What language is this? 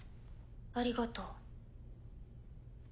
Japanese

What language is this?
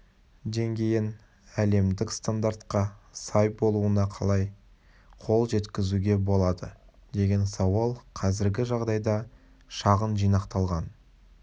Kazakh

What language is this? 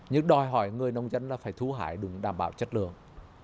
Vietnamese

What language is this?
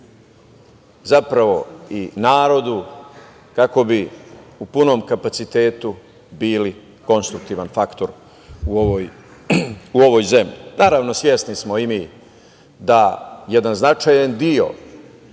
Serbian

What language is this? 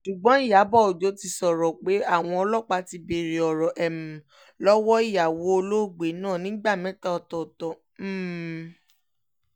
Yoruba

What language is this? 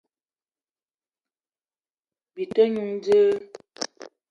Eton (Cameroon)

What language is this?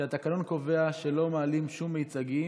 Hebrew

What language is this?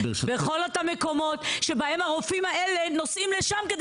Hebrew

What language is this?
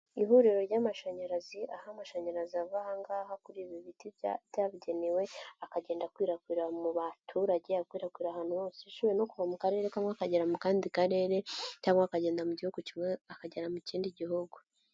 Kinyarwanda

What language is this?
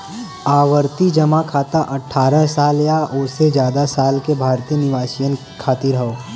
Bhojpuri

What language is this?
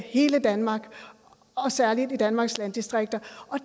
Danish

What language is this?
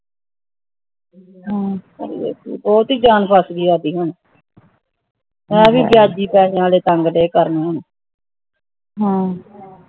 Punjabi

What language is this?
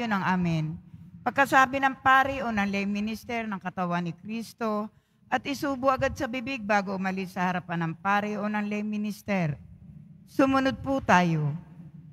Filipino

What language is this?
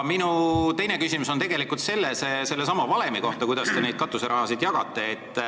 Estonian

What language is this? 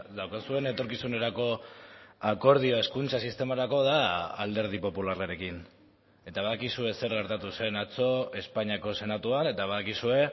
Basque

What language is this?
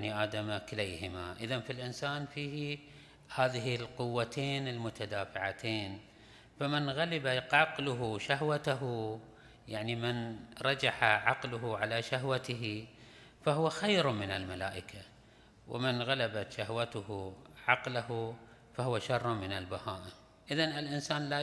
Arabic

